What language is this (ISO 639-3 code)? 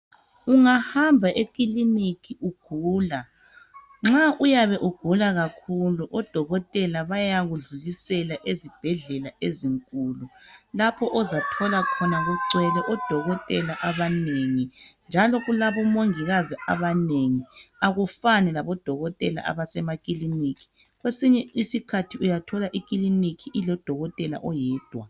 nde